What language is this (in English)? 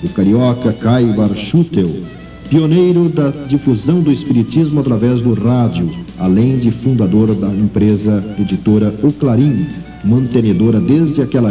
Portuguese